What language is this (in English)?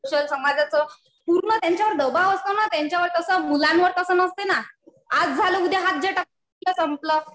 Marathi